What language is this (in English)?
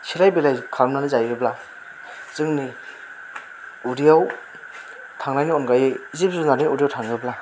Bodo